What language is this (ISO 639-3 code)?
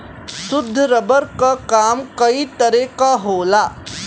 bho